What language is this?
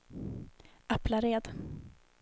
Swedish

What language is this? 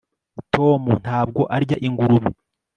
Kinyarwanda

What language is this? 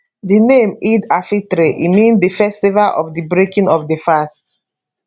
Nigerian Pidgin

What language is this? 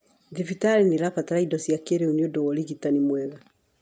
Kikuyu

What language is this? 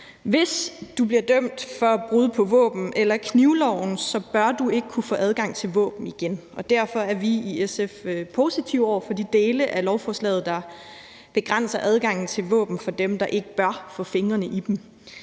Danish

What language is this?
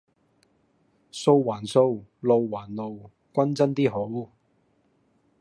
Cantonese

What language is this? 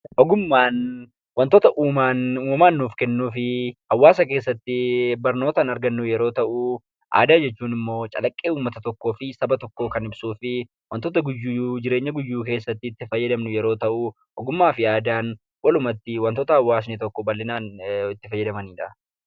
Oromo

